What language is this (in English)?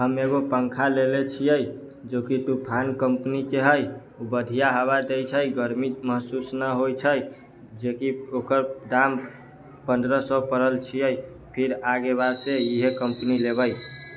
Maithili